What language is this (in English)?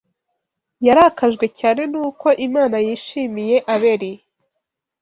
Kinyarwanda